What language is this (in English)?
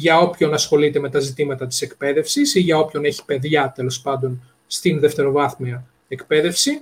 Greek